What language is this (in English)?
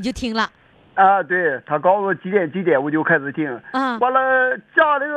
Chinese